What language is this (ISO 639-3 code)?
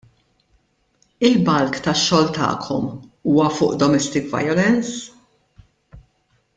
mlt